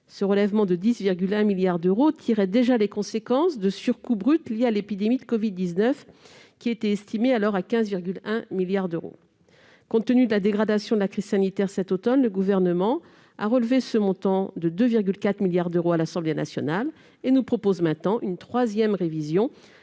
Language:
French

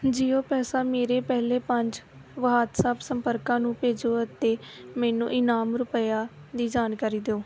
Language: Punjabi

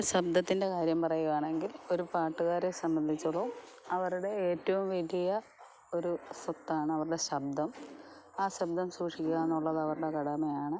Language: Malayalam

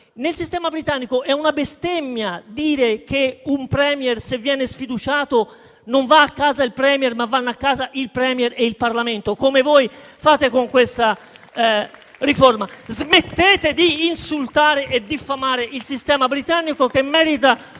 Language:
Italian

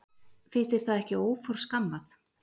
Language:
Icelandic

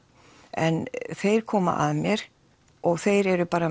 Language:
Icelandic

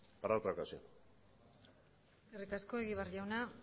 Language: Basque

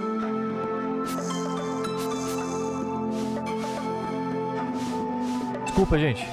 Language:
Portuguese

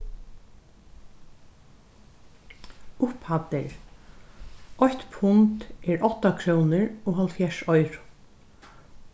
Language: Faroese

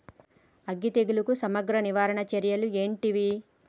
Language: Telugu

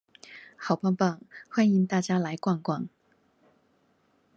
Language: Chinese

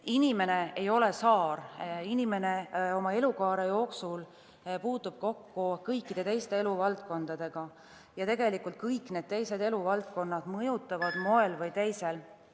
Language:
Estonian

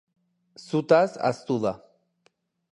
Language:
Basque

